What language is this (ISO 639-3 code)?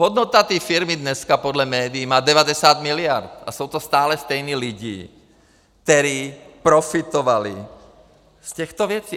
ces